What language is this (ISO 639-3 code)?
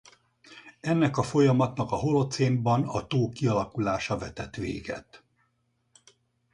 hun